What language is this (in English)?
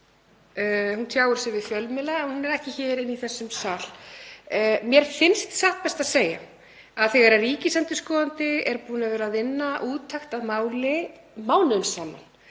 Icelandic